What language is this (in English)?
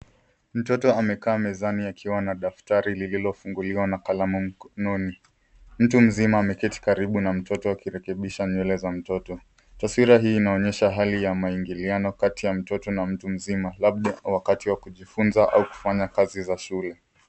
Swahili